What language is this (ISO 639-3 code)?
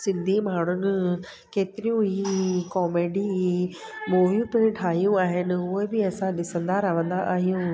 snd